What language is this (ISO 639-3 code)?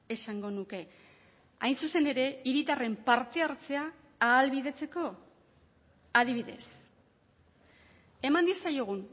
eus